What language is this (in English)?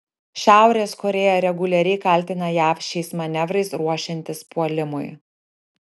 Lithuanian